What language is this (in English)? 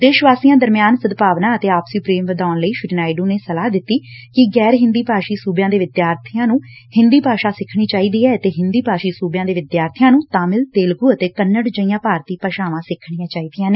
Punjabi